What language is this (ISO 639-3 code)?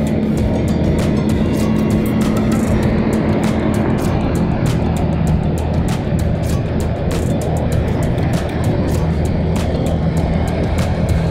ind